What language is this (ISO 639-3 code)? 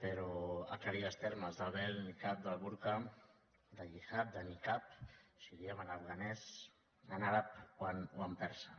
cat